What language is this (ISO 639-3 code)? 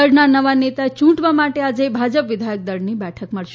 guj